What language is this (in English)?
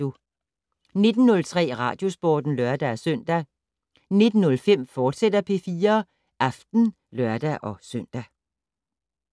Danish